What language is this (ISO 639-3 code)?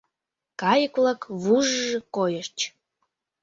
chm